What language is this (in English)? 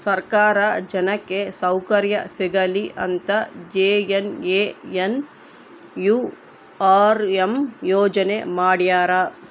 Kannada